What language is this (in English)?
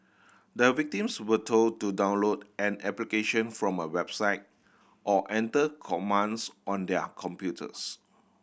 English